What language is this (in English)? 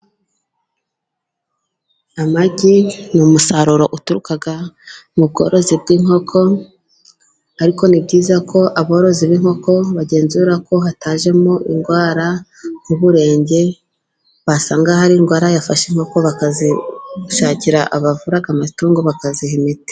Kinyarwanda